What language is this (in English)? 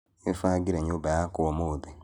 Kikuyu